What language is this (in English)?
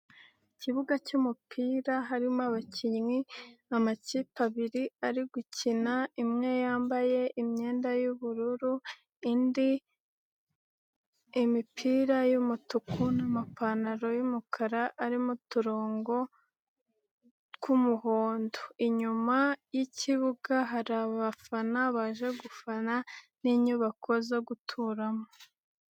Kinyarwanda